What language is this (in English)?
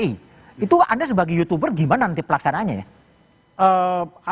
Indonesian